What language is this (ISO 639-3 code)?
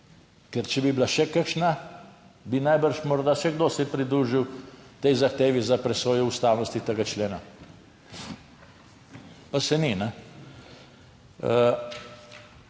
slv